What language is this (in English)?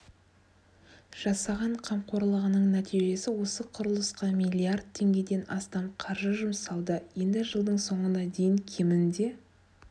Kazakh